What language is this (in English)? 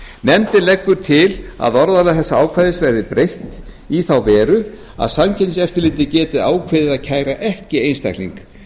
Icelandic